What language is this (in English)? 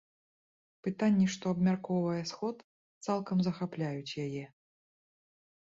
Belarusian